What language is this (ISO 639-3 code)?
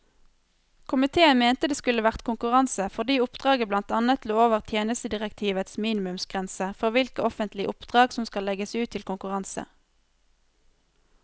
nor